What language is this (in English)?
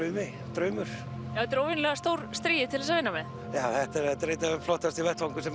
Icelandic